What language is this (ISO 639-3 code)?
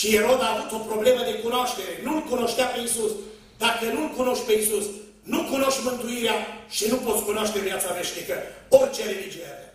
ron